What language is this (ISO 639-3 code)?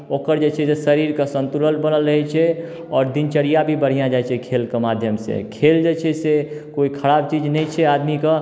mai